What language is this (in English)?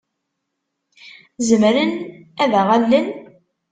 Kabyle